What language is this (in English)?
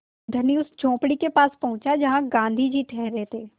Hindi